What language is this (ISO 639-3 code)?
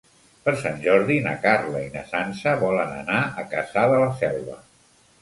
cat